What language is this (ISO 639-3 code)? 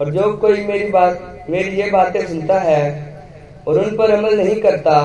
hin